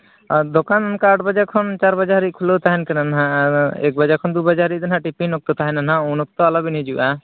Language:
Santali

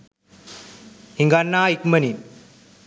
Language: Sinhala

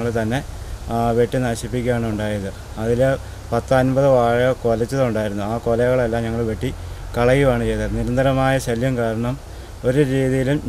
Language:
Romanian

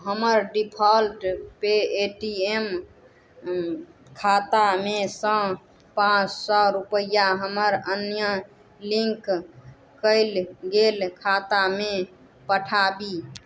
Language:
Maithili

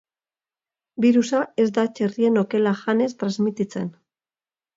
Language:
Basque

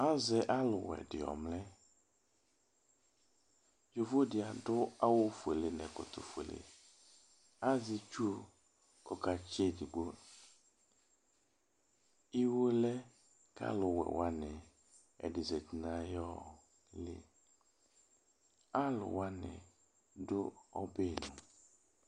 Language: Ikposo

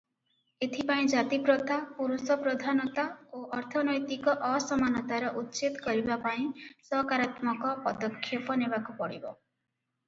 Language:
Odia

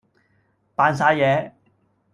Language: Cantonese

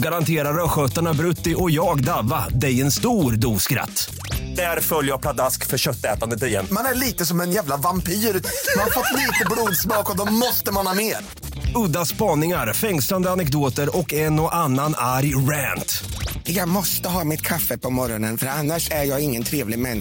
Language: Swedish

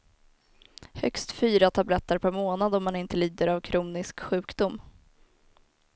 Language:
Swedish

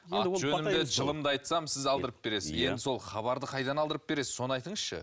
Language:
Kazakh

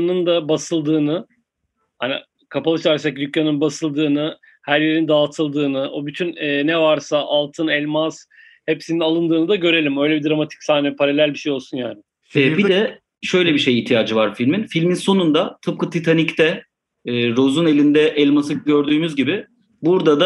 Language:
Turkish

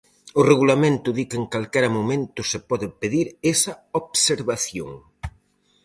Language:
Galician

